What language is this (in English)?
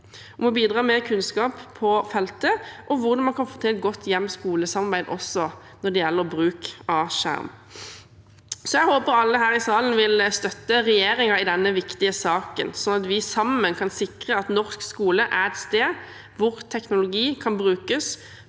Norwegian